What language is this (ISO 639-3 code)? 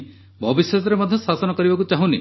ori